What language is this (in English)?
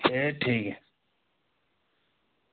Dogri